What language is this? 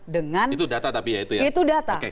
Indonesian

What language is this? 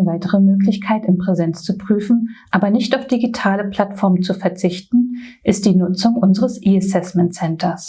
German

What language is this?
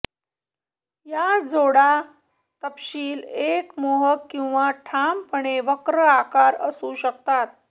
Marathi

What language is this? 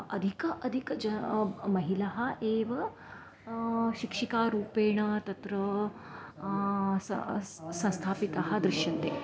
Sanskrit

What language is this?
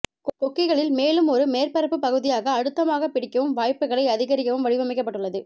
Tamil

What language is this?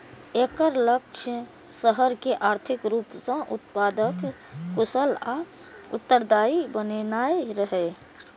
Maithili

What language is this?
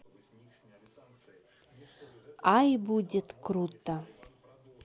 Russian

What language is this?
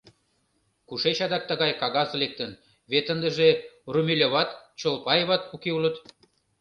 Mari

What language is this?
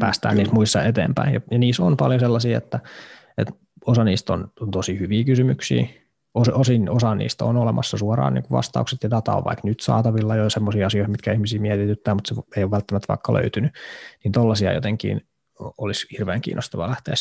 Finnish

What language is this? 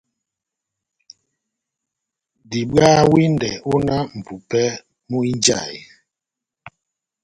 Batanga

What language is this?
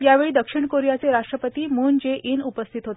Marathi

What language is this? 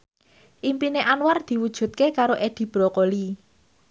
Javanese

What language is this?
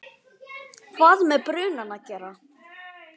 Icelandic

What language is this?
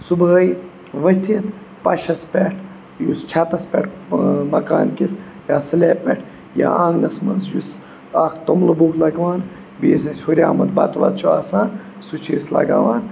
Kashmiri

